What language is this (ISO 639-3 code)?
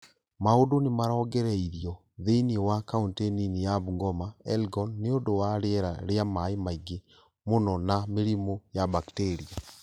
kik